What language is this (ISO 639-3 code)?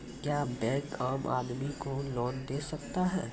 mai